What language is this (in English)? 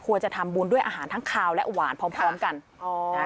Thai